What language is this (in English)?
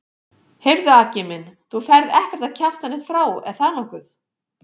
Icelandic